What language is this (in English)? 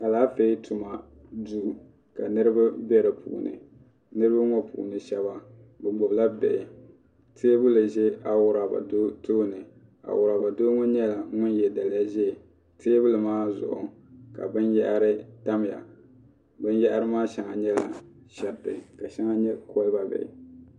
Dagbani